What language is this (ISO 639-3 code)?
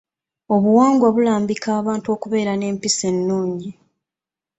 lug